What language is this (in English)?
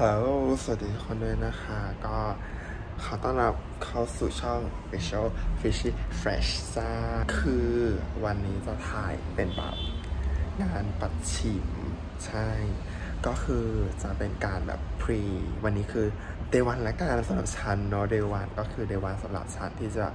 Thai